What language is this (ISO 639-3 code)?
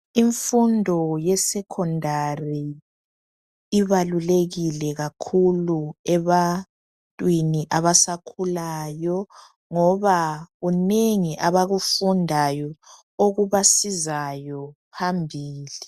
nde